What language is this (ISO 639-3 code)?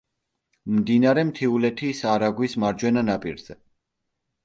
kat